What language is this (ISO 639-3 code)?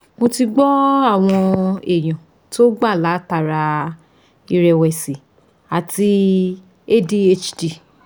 yor